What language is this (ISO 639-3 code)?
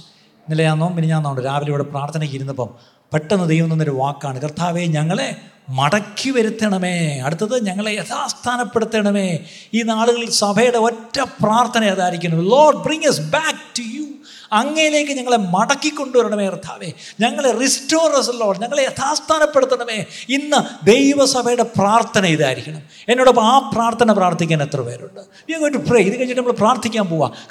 mal